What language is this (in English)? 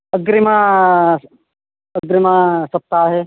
Sanskrit